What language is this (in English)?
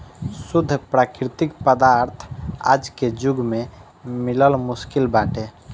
Bhojpuri